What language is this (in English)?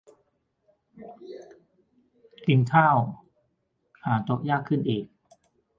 Thai